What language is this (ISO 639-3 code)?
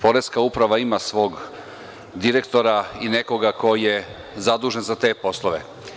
srp